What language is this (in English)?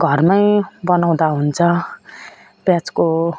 Nepali